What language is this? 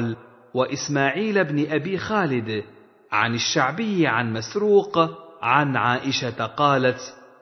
Arabic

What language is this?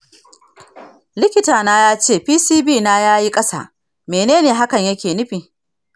Hausa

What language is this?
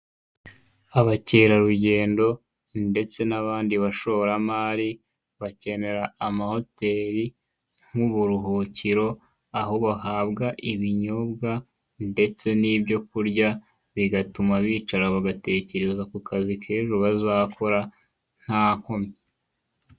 Kinyarwanda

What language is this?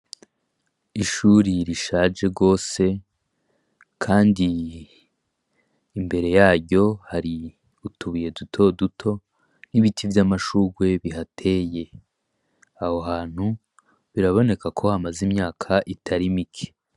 Rundi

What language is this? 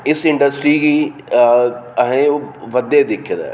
Dogri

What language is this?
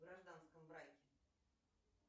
Russian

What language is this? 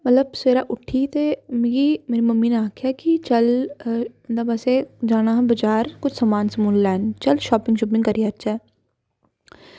Dogri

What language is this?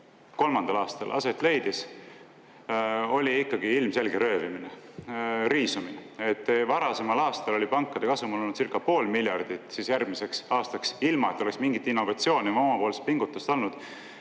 Estonian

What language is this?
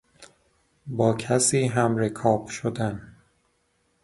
Persian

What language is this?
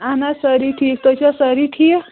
Kashmiri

